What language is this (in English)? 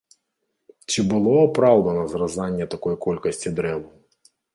Belarusian